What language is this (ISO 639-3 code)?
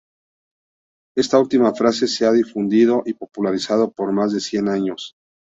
spa